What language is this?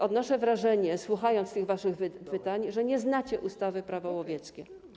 Polish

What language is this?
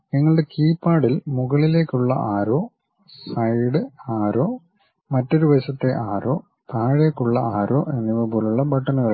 Malayalam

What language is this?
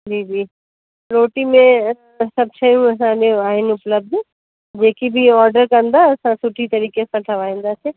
Sindhi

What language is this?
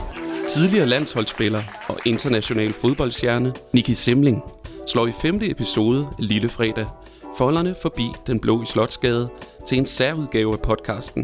Danish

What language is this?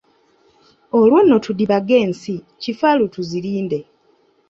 Ganda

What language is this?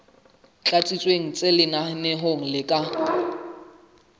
Southern Sotho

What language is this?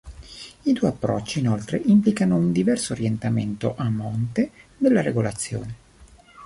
Italian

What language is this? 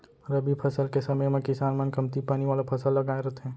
Chhattisgarhi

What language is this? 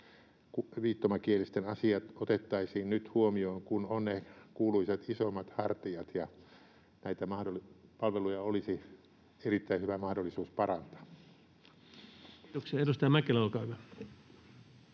Finnish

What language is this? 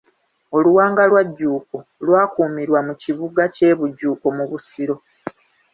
Ganda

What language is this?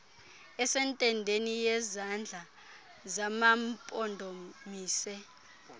Xhosa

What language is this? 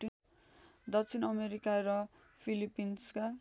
Nepali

